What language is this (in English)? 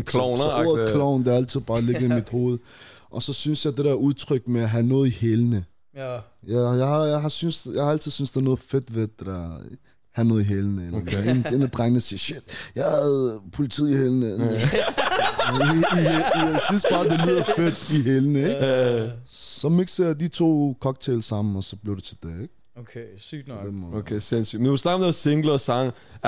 Danish